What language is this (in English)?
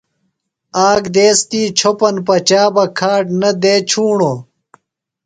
Phalura